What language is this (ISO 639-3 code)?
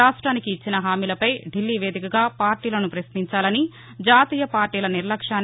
tel